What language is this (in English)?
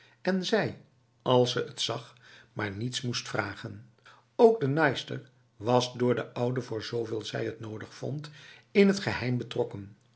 Dutch